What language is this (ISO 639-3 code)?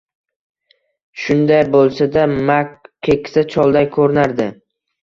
uzb